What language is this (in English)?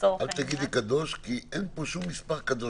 Hebrew